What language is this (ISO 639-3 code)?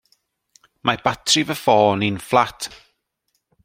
cym